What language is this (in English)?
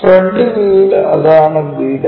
Malayalam